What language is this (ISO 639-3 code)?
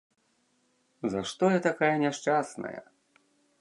bel